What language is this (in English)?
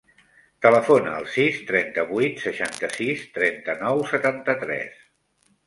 Catalan